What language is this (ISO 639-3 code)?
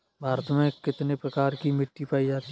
hin